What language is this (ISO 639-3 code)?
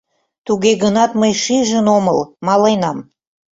chm